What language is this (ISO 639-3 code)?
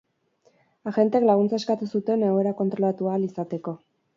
eus